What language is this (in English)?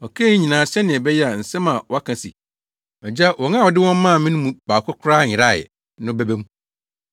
Akan